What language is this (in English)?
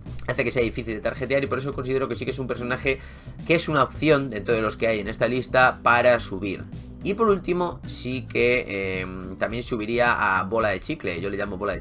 Spanish